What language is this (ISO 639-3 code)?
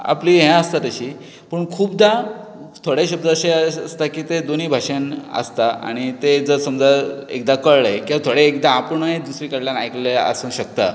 kok